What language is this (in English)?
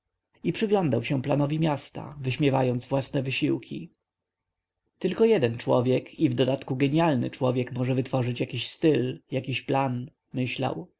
Polish